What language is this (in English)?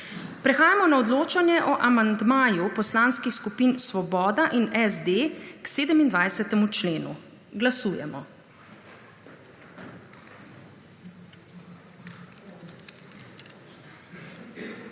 Slovenian